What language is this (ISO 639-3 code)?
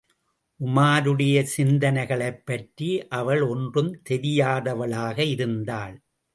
tam